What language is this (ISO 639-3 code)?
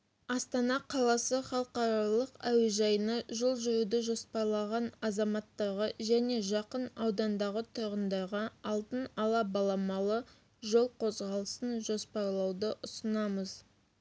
kaz